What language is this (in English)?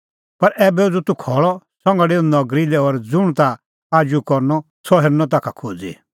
Kullu Pahari